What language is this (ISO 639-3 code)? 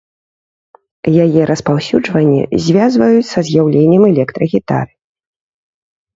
bel